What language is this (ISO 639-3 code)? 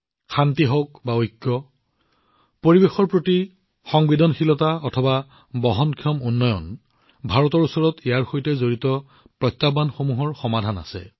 asm